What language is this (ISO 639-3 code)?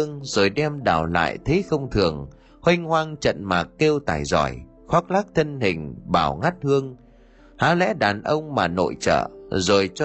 vie